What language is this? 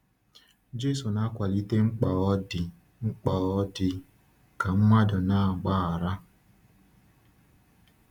Igbo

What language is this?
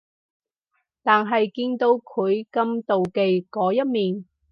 Cantonese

